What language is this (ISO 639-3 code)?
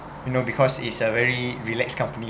eng